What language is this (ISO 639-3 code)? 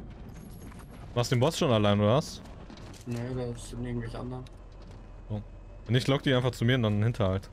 deu